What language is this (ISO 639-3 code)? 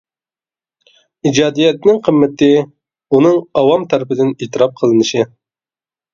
uig